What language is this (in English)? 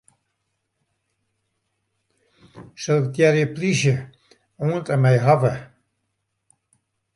Western Frisian